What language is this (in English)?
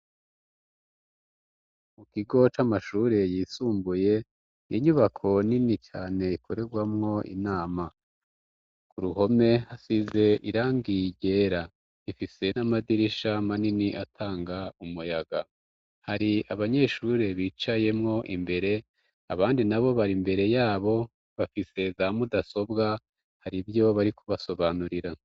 Rundi